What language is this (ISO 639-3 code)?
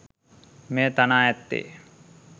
sin